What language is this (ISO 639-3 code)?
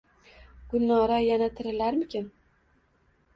uzb